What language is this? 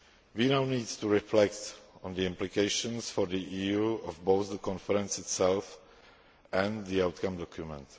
English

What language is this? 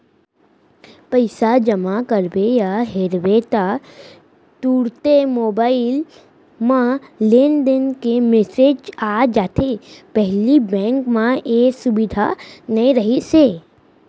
Chhattisgarhi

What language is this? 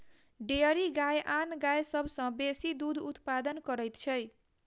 Maithili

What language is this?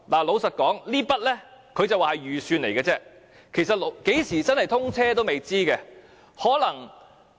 Cantonese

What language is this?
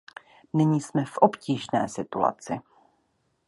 Czech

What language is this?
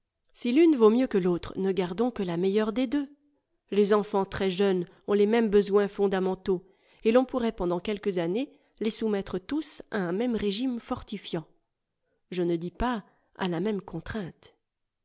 French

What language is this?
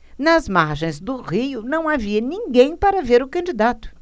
Portuguese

